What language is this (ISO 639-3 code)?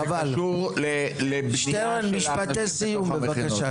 heb